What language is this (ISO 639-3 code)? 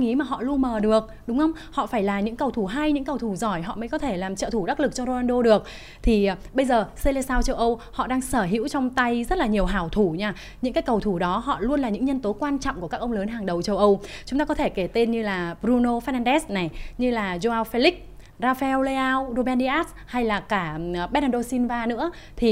vie